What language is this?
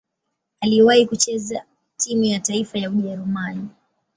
Swahili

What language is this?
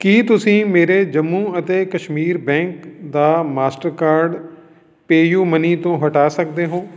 Punjabi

